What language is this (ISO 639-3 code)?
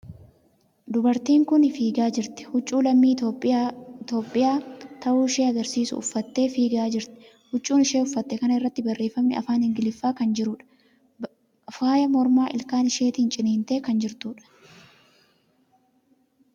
orm